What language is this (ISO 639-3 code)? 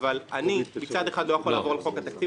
heb